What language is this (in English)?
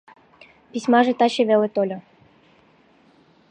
Mari